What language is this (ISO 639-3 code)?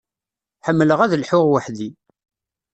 kab